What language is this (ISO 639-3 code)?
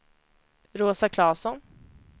swe